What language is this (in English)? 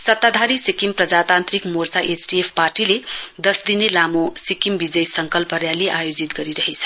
Nepali